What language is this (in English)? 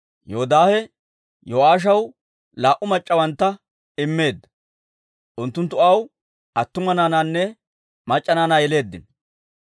Dawro